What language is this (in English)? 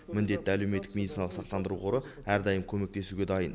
Kazakh